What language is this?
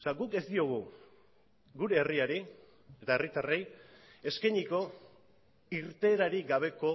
Basque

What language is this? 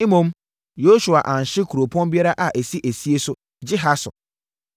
Akan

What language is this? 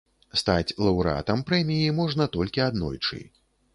Belarusian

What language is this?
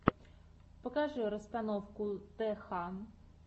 Russian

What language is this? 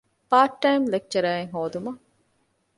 Divehi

